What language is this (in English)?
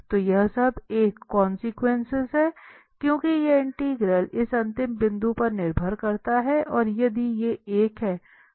Hindi